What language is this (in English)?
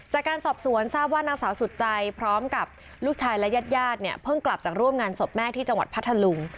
Thai